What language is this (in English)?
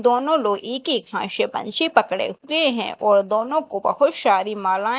Hindi